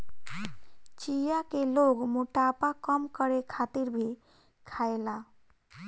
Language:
Bhojpuri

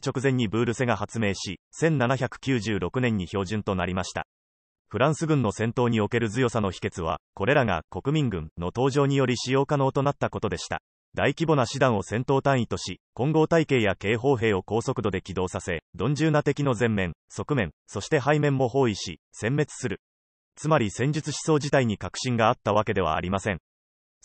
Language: Japanese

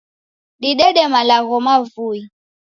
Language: Taita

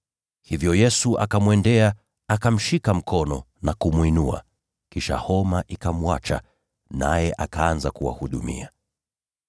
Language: Swahili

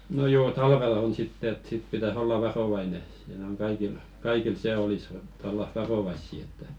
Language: Finnish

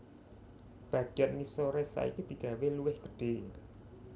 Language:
Javanese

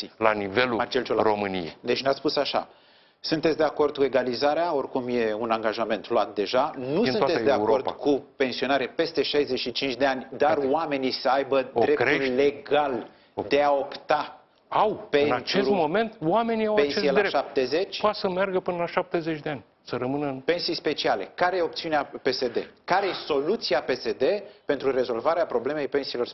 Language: Romanian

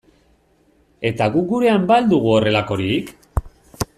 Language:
Basque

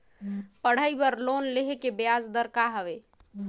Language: Chhattisgarhi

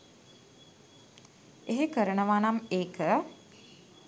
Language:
Sinhala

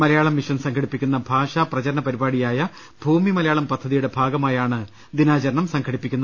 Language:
Malayalam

